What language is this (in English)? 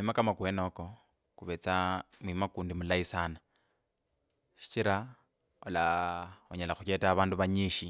Kabras